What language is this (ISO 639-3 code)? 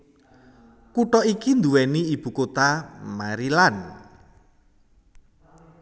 jav